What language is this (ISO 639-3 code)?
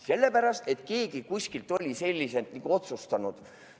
est